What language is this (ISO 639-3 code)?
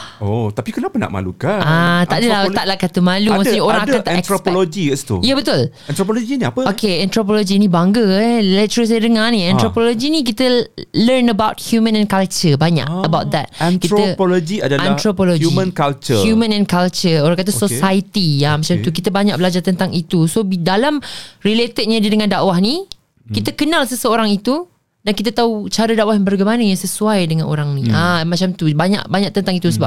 msa